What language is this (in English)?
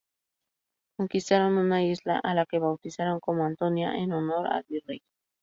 Spanish